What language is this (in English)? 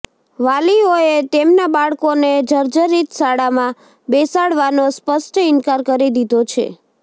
Gujarati